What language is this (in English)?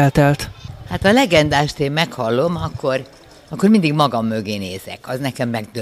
Hungarian